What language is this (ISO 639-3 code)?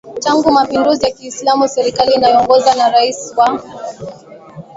swa